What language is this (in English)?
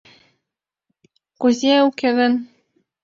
Mari